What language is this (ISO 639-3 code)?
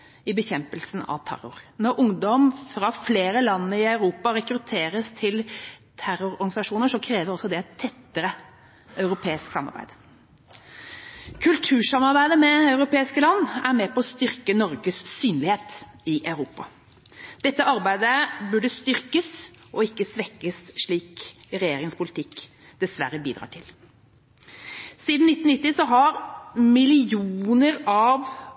nob